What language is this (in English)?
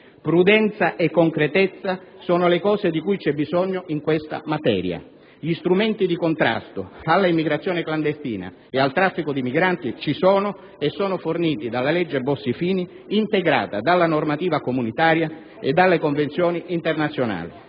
Italian